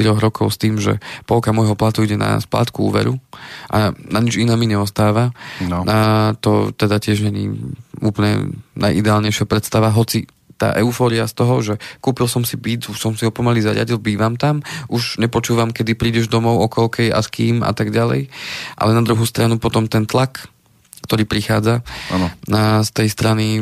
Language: Slovak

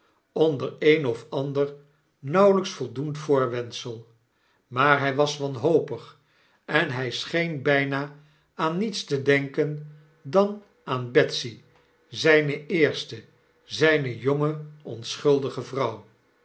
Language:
Dutch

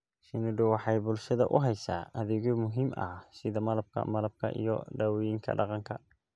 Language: Somali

